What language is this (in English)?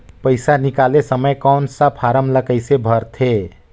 Chhattisgarhi